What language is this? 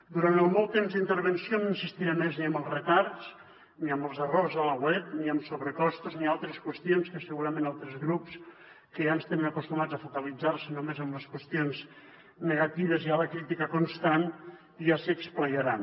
Catalan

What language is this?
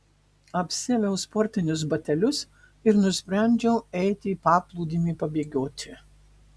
Lithuanian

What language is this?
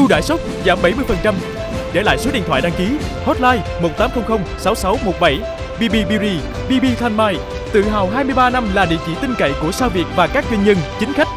Vietnamese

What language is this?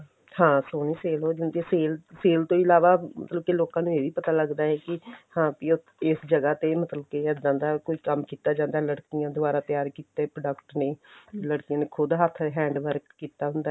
Punjabi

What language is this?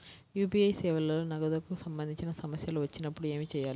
Telugu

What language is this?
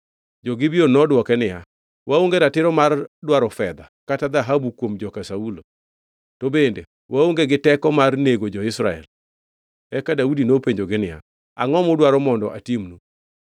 Luo (Kenya and Tanzania)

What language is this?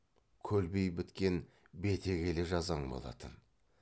Kazakh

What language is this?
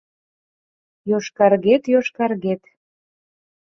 Mari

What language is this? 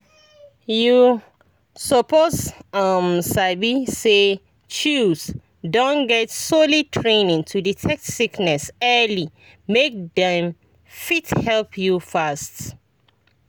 Nigerian Pidgin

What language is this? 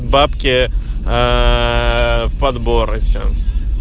Russian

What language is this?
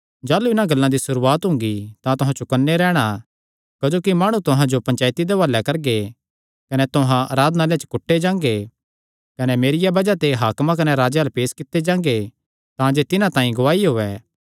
Kangri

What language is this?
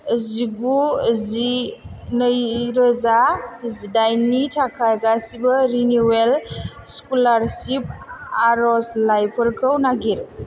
Bodo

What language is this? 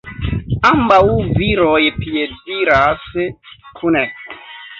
Esperanto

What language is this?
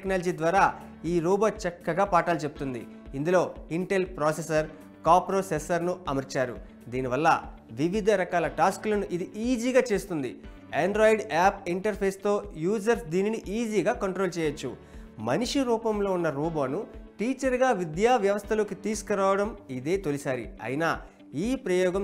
Telugu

